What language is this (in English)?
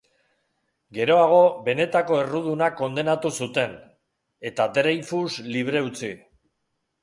Basque